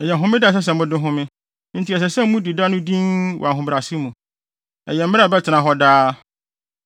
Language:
Akan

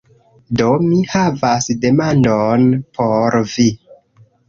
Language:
Esperanto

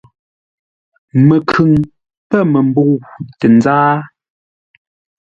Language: Ngombale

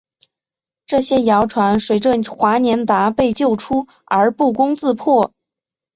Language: Chinese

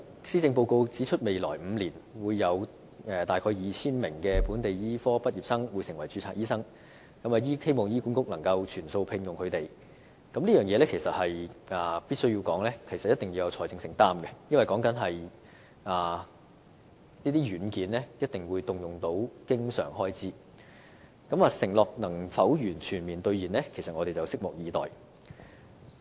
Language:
Cantonese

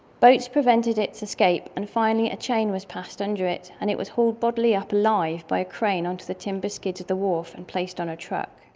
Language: English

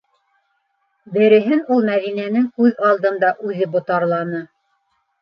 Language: Bashkir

